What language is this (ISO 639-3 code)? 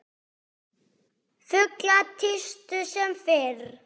isl